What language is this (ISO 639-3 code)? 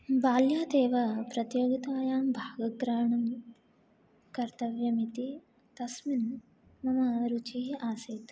san